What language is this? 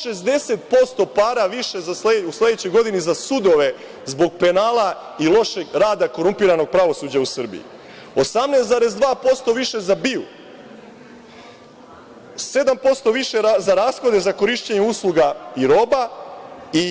Serbian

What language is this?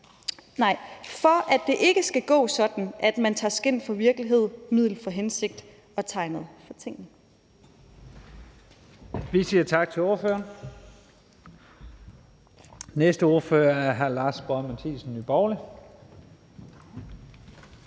Danish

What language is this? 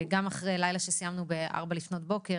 Hebrew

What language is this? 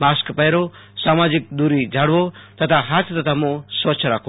Gujarati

